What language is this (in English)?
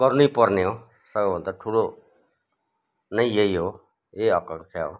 Nepali